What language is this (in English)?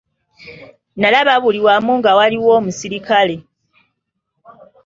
Ganda